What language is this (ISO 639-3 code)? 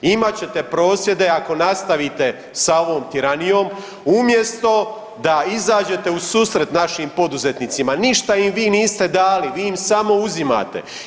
hrv